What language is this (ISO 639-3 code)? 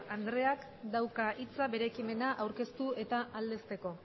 eus